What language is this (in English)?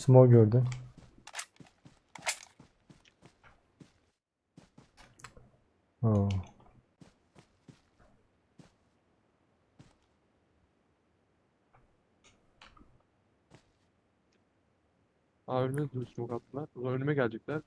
Turkish